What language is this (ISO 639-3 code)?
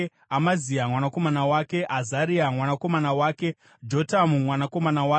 sna